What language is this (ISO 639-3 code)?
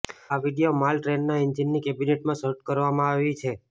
guj